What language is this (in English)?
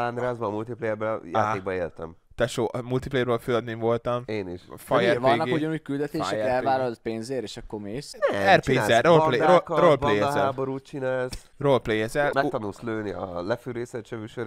Hungarian